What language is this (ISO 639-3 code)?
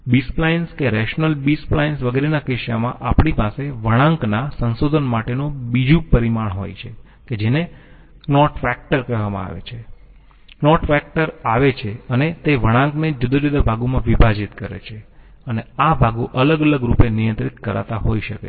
guj